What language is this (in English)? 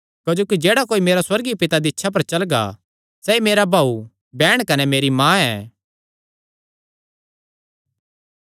Kangri